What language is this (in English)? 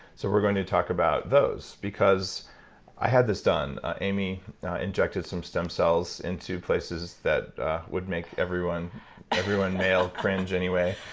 English